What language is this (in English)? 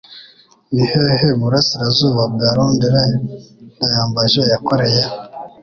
Kinyarwanda